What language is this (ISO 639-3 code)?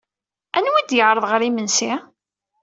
kab